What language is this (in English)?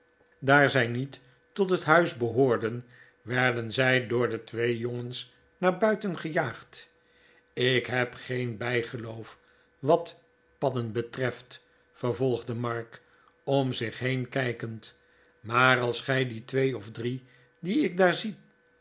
Dutch